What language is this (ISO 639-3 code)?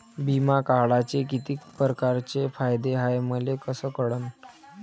mar